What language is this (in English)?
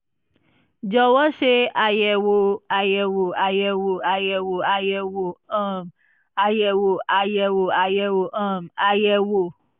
Yoruba